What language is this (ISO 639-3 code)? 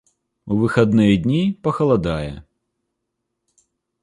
bel